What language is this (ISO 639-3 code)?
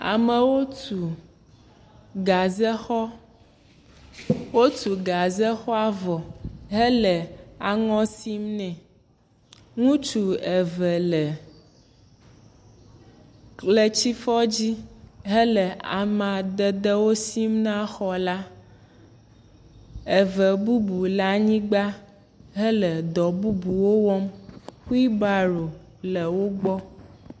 ewe